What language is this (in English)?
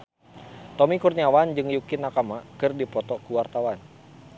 Sundanese